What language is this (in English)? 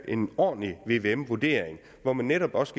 Danish